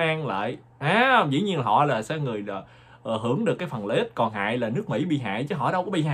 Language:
Vietnamese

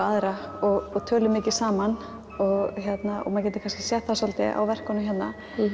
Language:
Icelandic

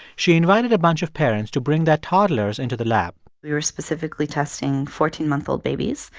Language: English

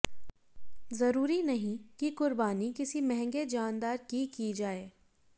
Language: Hindi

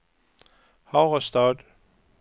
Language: Swedish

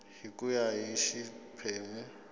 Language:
Tsonga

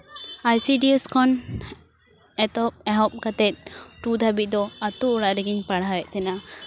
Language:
Santali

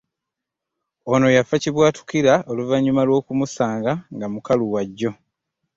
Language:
Ganda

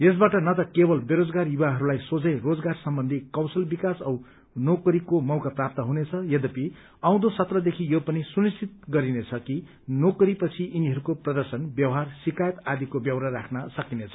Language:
Nepali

